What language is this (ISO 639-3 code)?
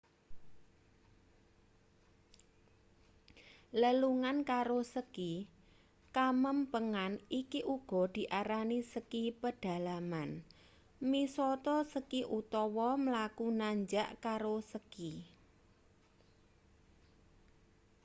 jav